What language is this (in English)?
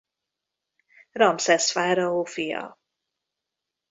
Hungarian